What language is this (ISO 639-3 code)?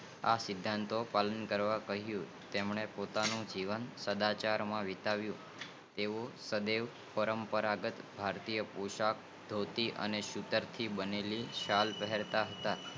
guj